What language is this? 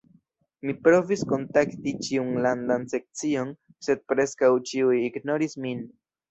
Esperanto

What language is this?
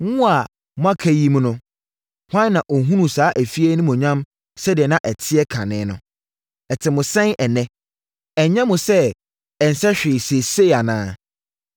Akan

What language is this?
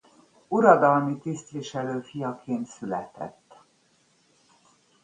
Hungarian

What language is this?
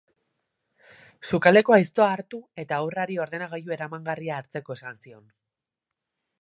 Basque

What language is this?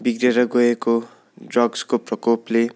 Nepali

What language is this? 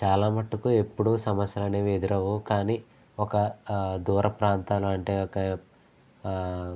Telugu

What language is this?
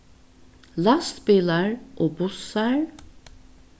Faroese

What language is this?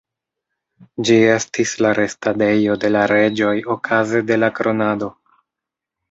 Esperanto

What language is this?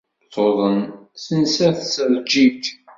Kabyle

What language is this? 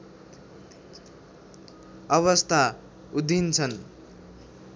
Nepali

